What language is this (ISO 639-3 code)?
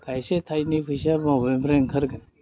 brx